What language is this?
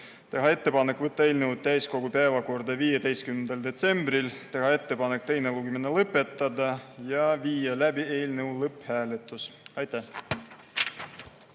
Estonian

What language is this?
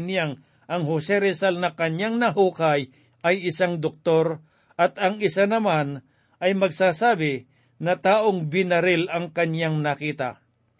Filipino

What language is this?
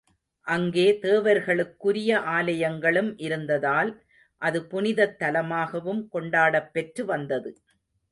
Tamil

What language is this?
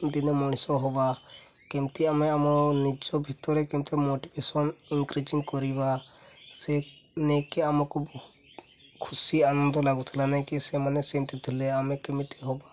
Odia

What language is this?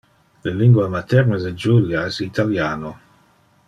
Interlingua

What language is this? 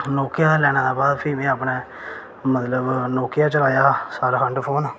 Dogri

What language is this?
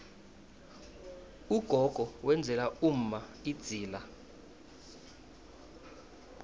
South Ndebele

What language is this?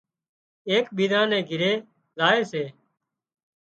Wadiyara Koli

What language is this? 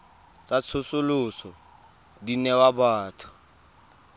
Tswana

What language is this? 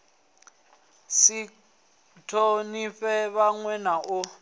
Venda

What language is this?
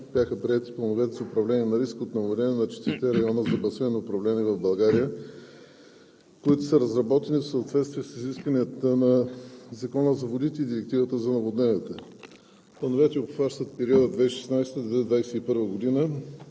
Bulgarian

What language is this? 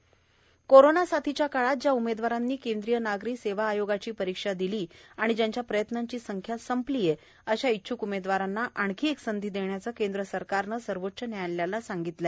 Marathi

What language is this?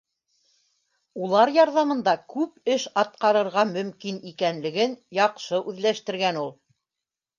Bashkir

